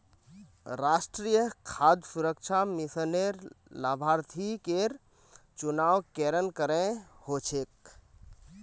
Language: Magahi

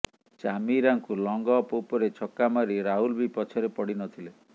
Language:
Odia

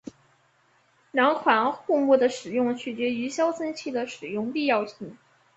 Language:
Chinese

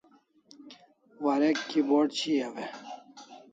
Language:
Kalasha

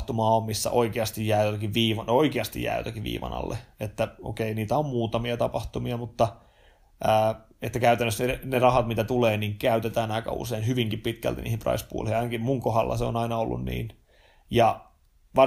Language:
Finnish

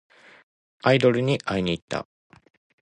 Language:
Japanese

